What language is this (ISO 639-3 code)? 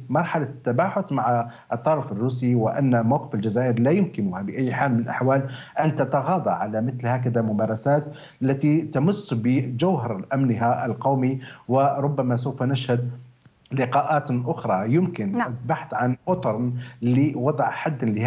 ara